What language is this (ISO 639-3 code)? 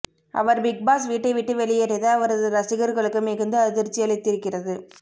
tam